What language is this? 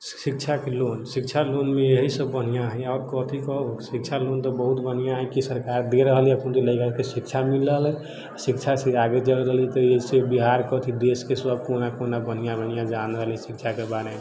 Maithili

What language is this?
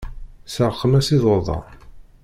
Kabyle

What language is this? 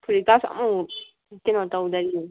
Manipuri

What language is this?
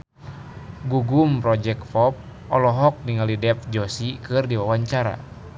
Sundanese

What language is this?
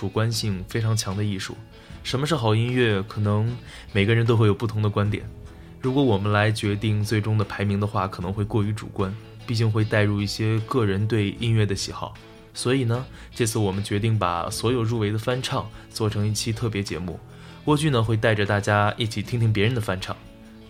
Chinese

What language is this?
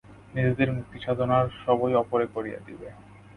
Bangla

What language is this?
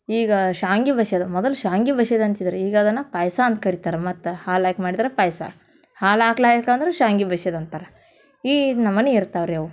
Kannada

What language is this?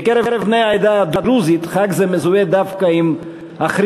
Hebrew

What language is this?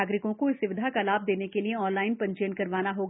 Hindi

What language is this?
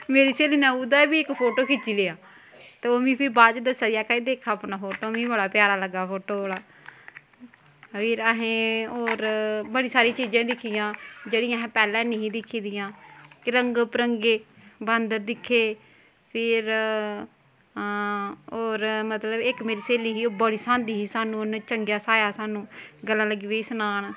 Dogri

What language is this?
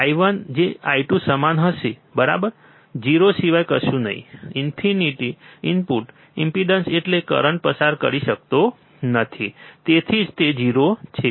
Gujarati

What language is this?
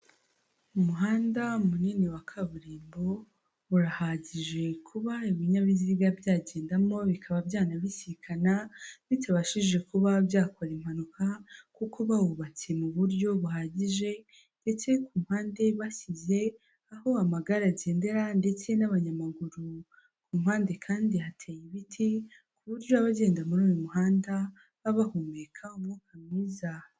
Kinyarwanda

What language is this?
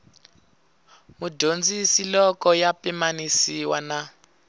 Tsonga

